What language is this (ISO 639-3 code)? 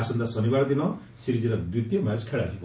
ori